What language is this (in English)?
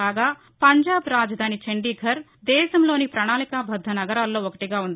Telugu